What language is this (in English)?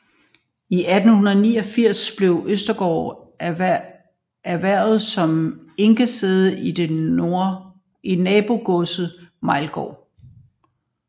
Danish